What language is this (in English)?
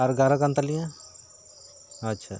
Santali